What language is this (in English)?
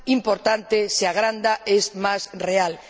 Spanish